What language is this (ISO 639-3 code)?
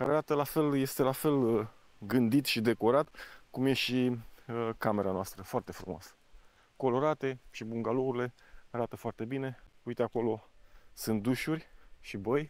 ron